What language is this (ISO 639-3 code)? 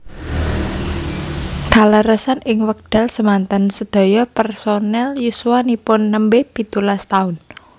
jav